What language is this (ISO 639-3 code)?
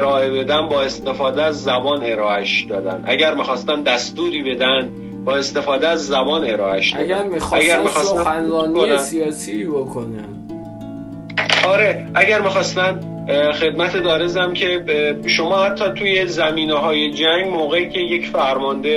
fas